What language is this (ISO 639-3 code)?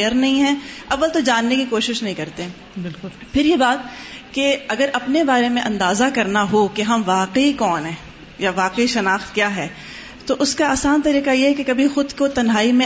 urd